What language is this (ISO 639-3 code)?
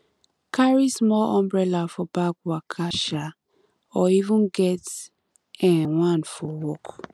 pcm